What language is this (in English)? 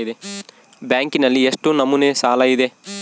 Kannada